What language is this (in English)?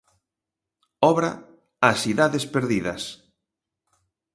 Galician